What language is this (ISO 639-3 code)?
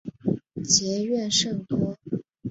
zho